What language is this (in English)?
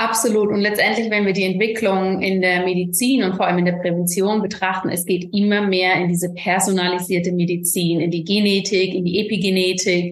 German